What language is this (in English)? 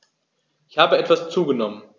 German